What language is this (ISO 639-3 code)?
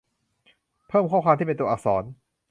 tha